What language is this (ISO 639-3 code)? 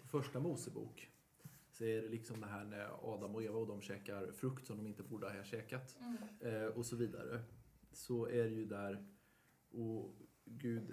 swe